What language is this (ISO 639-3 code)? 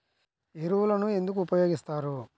tel